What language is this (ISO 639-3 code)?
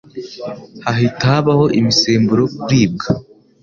kin